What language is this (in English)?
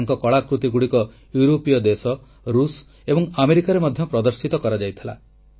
Odia